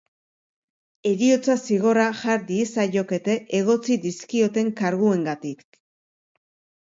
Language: Basque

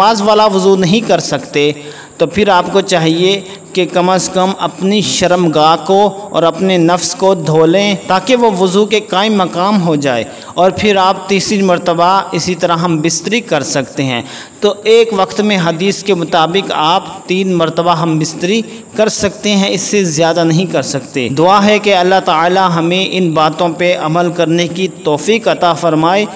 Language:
Hindi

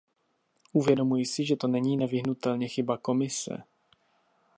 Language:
Czech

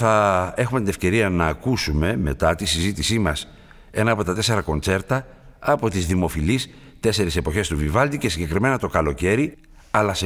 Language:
Greek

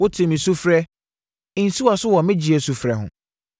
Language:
Akan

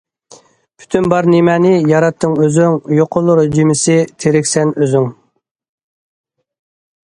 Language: Uyghur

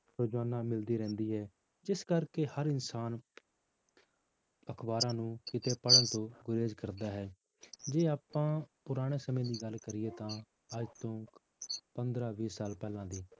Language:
Punjabi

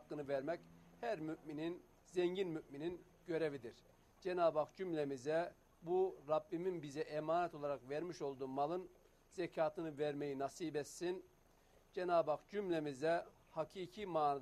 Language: Turkish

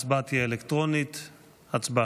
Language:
Hebrew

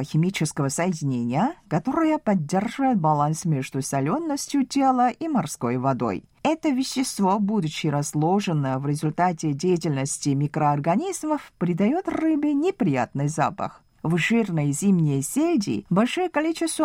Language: Russian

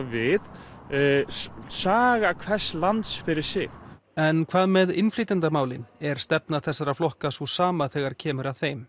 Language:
Icelandic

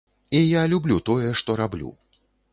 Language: Belarusian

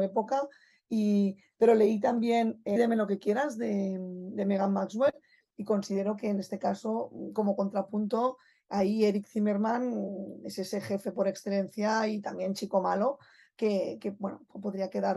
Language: Spanish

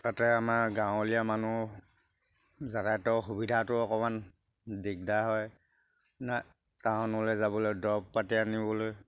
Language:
Assamese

